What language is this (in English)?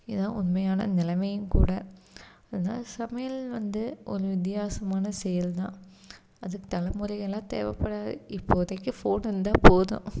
Tamil